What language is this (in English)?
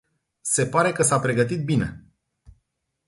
Romanian